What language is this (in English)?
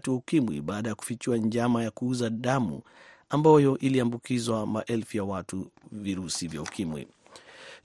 Swahili